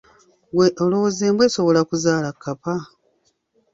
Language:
Ganda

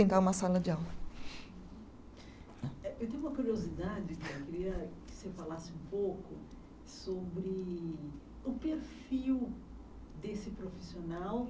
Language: Portuguese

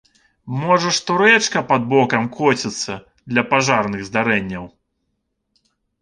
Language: Belarusian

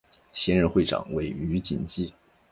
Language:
Chinese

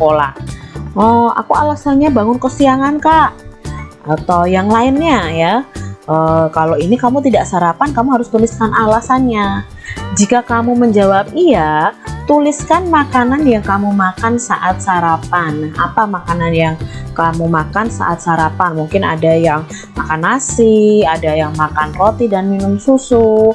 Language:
Indonesian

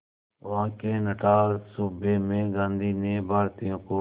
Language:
Hindi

